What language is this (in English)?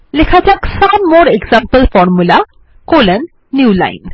Bangla